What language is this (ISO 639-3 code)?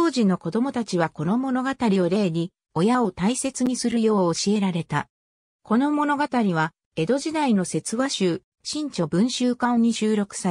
jpn